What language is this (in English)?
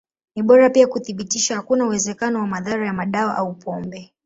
Swahili